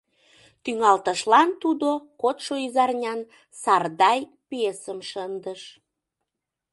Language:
Mari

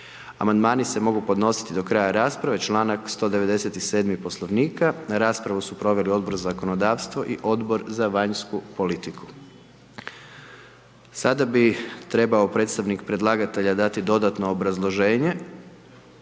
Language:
Croatian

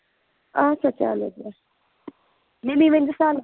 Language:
Kashmiri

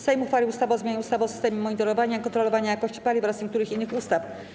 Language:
Polish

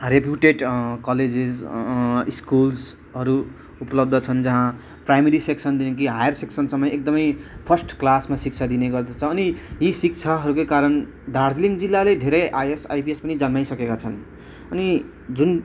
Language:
Nepali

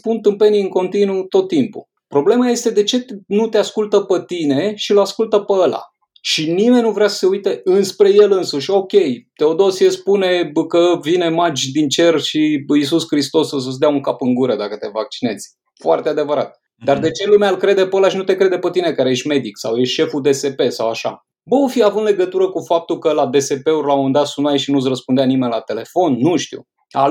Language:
Romanian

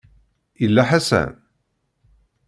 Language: Kabyle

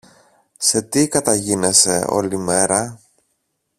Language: Greek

